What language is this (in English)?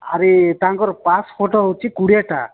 Odia